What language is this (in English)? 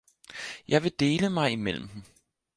Danish